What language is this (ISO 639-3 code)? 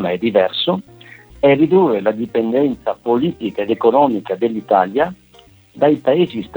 ita